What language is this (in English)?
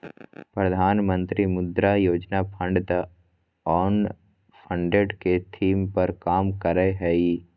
Magahi